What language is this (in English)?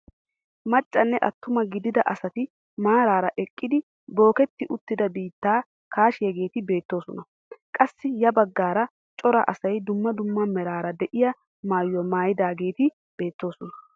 Wolaytta